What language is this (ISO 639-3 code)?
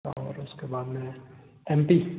hin